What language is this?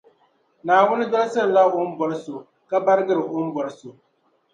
Dagbani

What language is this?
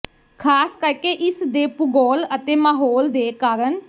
Punjabi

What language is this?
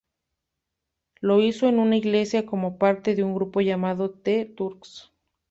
Spanish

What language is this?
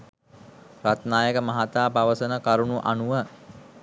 Sinhala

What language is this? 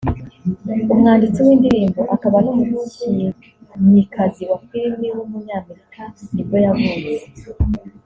Kinyarwanda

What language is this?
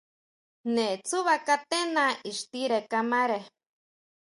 Huautla Mazatec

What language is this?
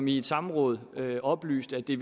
Danish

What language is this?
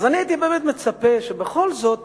Hebrew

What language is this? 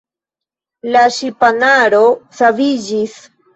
Esperanto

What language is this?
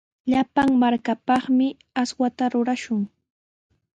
Sihuas Ancash Quechua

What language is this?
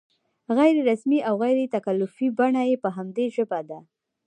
Pashto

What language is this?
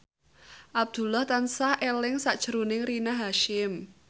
Javanese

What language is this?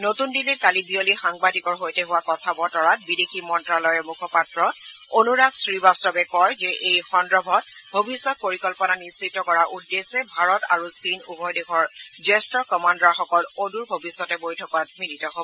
Assamese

